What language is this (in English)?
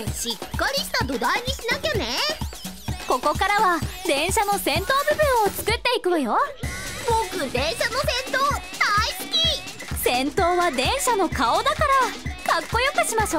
Japanese